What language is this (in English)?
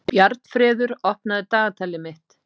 Icelandic